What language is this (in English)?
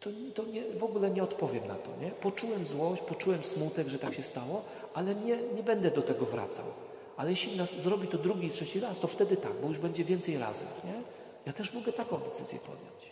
Polish